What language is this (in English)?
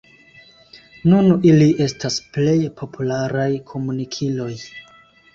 Esperanto